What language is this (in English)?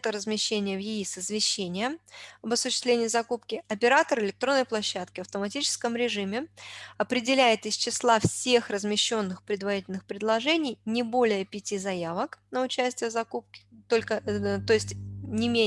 Russian